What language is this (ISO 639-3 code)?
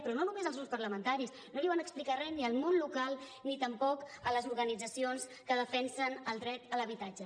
cat